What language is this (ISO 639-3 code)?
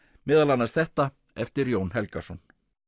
isl